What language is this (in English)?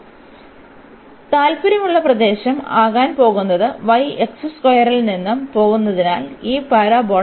Malayalam